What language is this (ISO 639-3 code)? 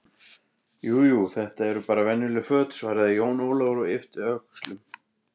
isl